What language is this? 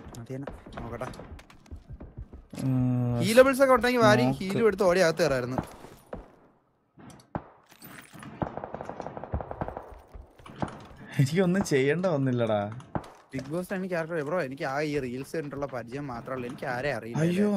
Malayalam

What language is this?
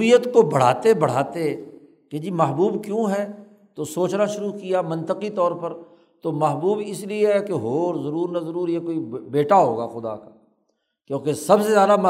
Urdu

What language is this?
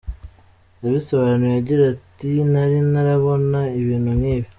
Kinyarwanda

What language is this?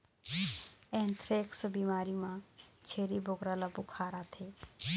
Chhattisgarhi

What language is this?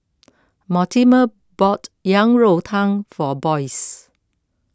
English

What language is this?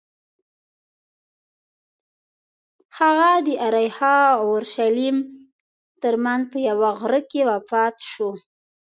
Pashto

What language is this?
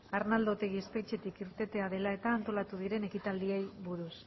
Basque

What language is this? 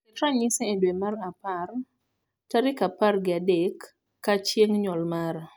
Luo (Kenya and Tanzania)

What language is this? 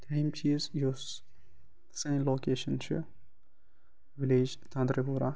Kashmiri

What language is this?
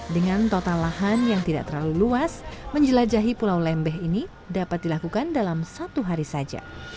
Indonesian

